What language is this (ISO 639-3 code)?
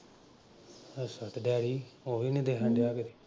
pan